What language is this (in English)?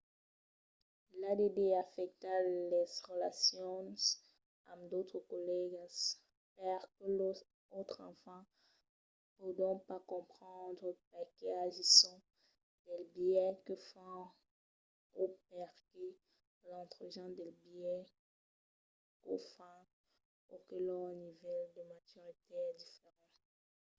Occitan